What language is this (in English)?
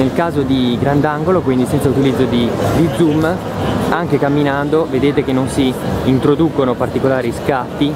Italian